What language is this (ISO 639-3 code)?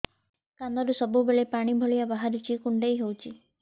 ori